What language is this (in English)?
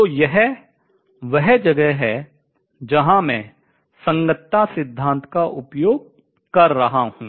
Hindi